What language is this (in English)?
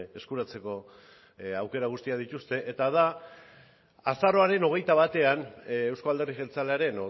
Basque